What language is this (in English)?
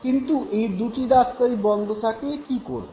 Bangla